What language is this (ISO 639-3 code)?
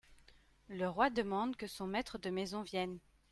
fra